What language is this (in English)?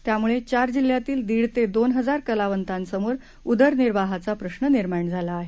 Marathi